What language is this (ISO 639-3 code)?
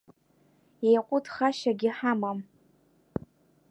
abk